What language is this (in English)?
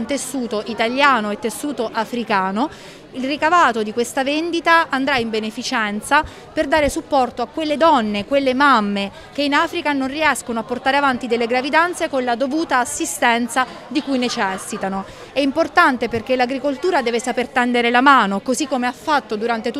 Italian